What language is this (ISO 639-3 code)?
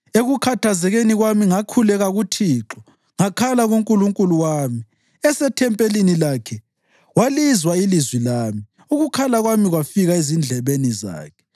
nde